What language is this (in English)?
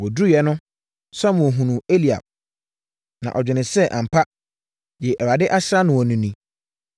Akan